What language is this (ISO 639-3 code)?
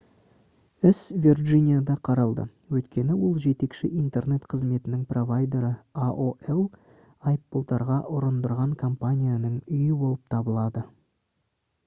kaz